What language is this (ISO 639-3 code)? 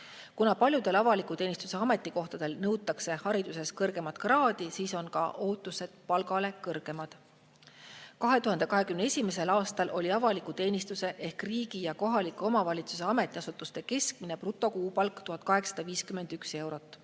est